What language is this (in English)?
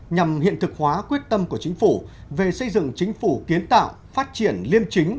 Vietnamese